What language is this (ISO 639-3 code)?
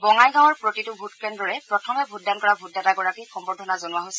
asm